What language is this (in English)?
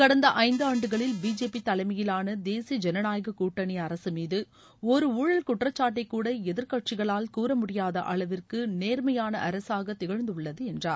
Tamil